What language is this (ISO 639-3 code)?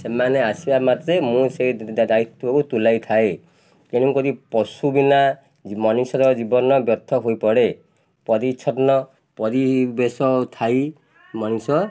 ori